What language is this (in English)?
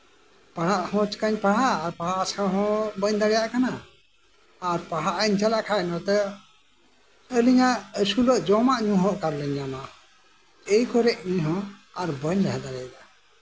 Santali